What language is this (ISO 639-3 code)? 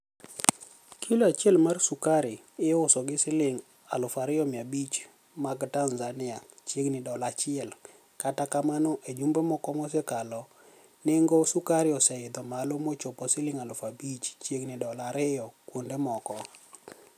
luo